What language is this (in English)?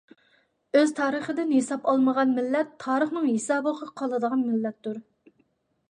Uyghur